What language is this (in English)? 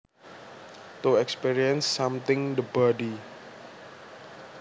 Javanese